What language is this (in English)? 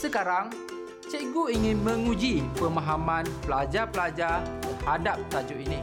Malay